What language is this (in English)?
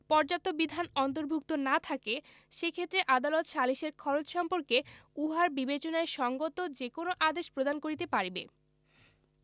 Bangla